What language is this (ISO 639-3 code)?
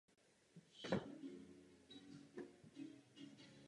ces